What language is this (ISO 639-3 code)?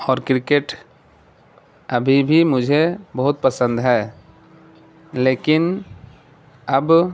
urd